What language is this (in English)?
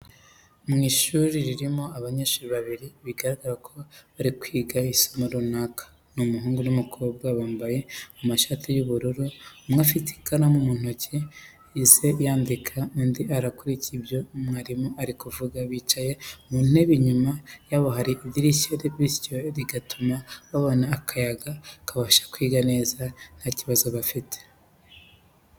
Kinyarwanda